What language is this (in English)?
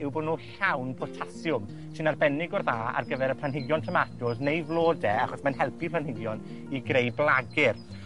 Welsh